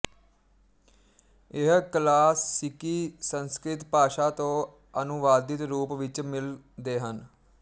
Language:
Punjabi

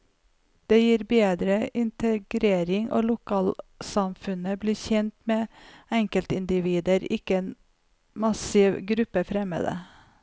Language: Norwegian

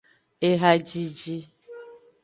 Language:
Aja (Benin)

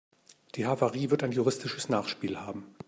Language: German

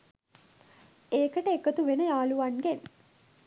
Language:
Sinhala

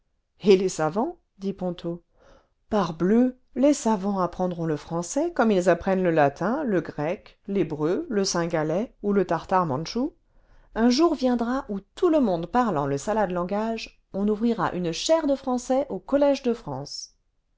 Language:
French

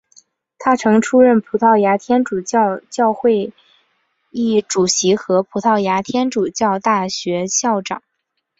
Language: Chinese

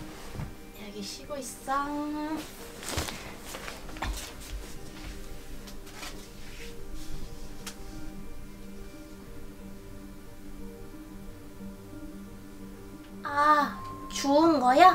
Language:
Korean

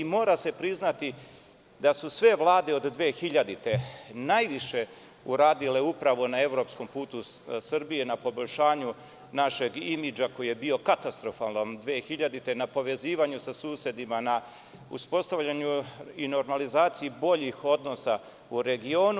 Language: Serbian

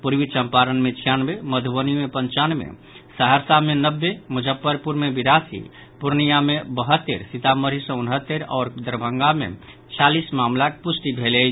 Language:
Maithili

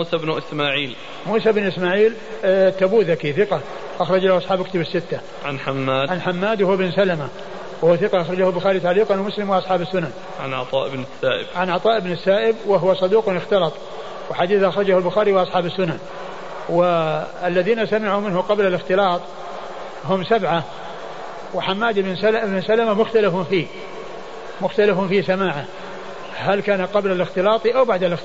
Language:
Arabic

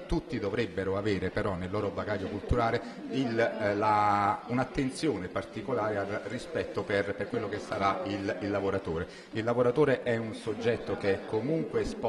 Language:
Italian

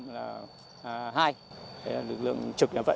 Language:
Vietnamese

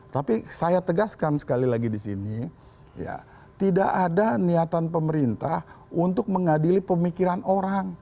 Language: Indonesian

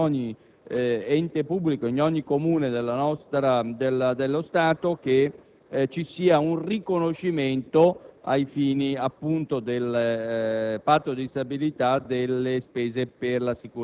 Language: Italian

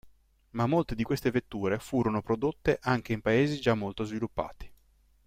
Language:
Italian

